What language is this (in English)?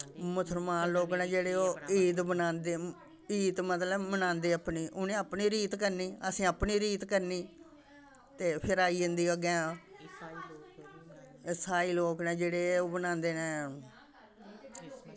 Dogri